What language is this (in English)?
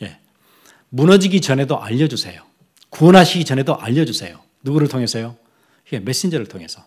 Korean